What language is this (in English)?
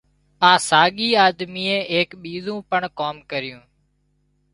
Wadiyara Koli